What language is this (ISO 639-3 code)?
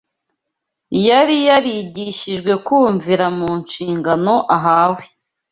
kin